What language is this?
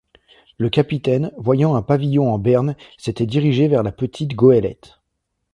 French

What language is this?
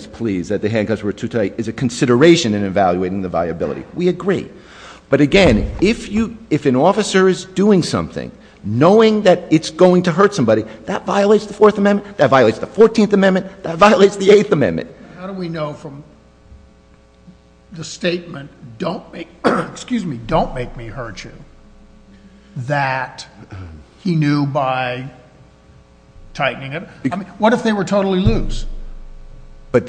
English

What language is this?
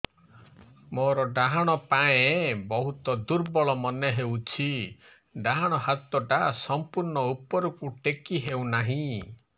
Odia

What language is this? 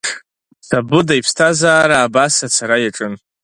Abkhazian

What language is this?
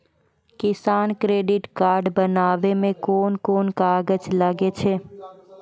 Maithili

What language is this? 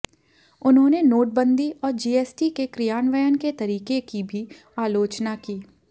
Hindi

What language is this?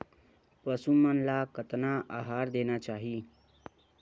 Chhattisgarhi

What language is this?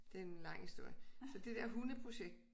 Danish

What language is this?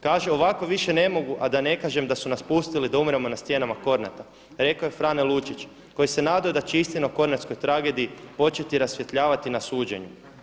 Croatian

